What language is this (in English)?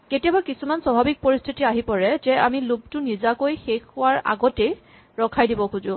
Assamese